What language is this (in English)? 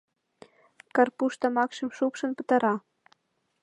Mari